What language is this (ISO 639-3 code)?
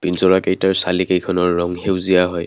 asm